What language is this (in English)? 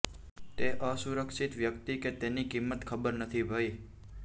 Gujarati